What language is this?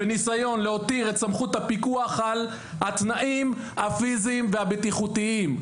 Hebrew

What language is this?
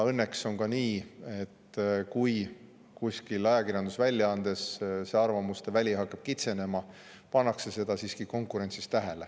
Estonian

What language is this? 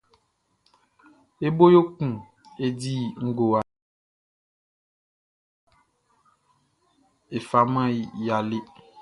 Baoulé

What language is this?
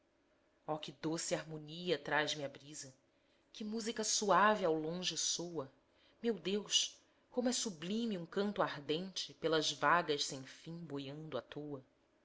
Portuguese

